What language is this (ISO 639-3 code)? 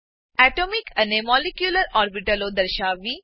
guj